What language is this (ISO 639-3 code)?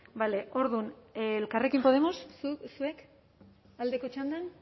eus